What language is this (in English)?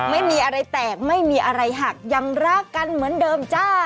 Thai